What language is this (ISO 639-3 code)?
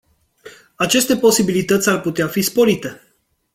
ron